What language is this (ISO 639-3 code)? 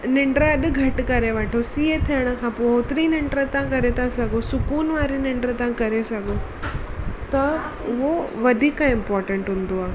snd